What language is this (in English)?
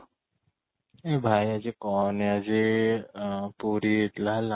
Odia